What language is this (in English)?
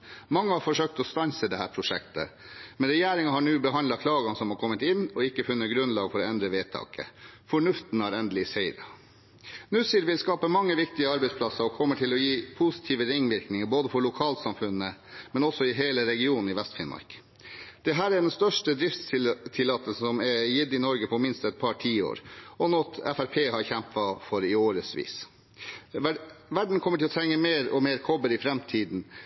Norwegian Bokmål